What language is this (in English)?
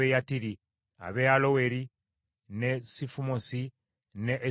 Ganda